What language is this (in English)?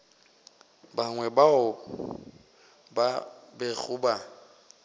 Northern Sotho